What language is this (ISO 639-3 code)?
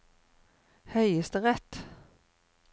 nor